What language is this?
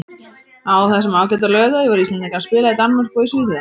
Icelandic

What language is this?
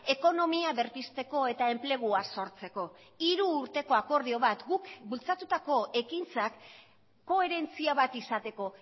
Basque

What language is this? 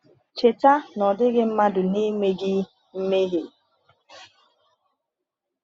Igbo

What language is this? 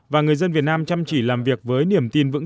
Vietnamese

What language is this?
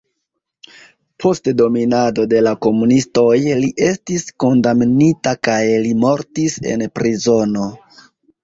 Esperanto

